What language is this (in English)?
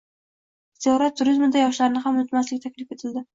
Uzbek